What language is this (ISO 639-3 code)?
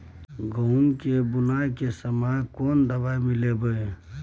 mai